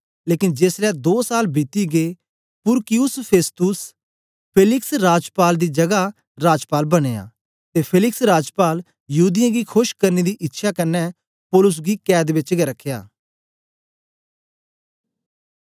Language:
Dogri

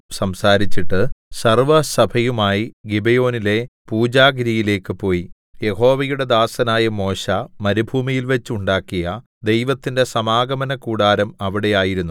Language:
Malayalam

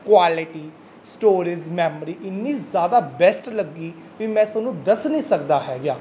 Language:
Punjabi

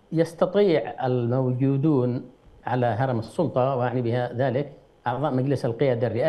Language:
Arabic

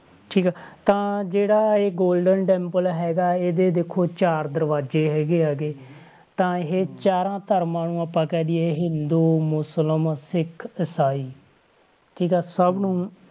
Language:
Punjabi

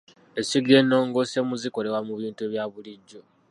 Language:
Ganda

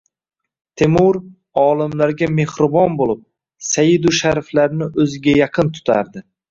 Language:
Uzbek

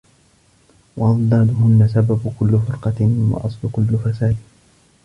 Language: Arabic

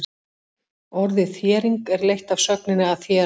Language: Icelandic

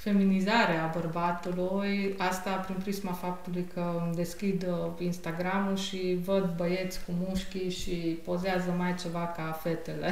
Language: Romanian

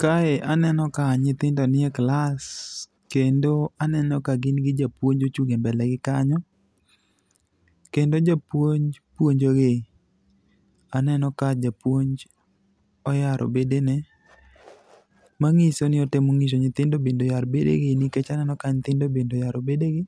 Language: Luo (Kenya and Tanzania)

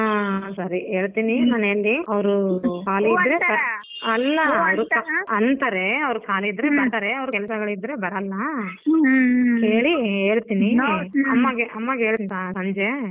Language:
Kannada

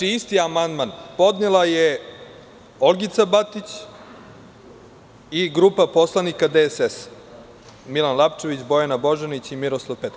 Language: Serbian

